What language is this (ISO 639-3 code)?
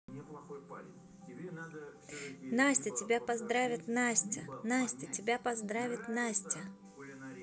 rus